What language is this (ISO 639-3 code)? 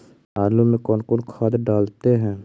mag